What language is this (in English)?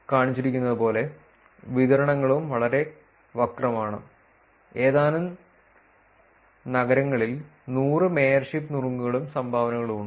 Malayalam